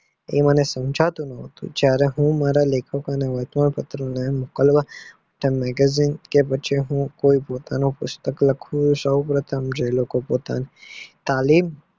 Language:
Gujarati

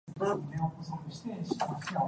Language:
Cantonese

